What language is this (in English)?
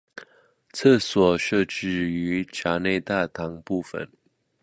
Chinese